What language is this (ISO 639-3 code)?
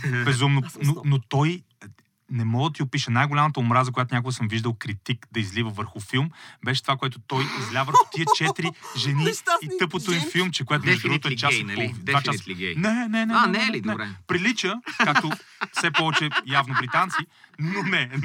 bul